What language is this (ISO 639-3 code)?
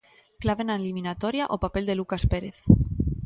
glg